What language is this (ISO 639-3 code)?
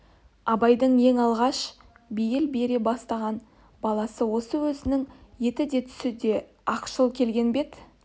kaz